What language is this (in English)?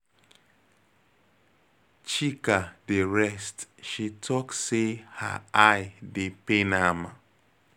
Nigerian Pidgin